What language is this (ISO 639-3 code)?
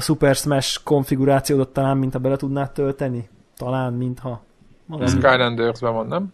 hun